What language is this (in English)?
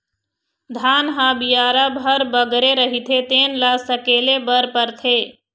Chhattisgarhi